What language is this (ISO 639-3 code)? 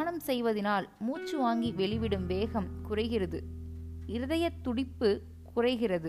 tam